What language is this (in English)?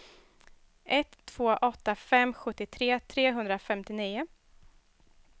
Swedish